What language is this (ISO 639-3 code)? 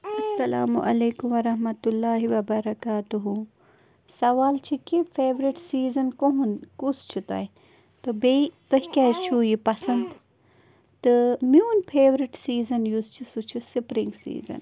kas